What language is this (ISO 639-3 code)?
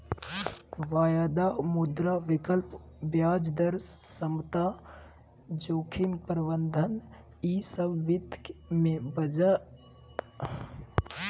mag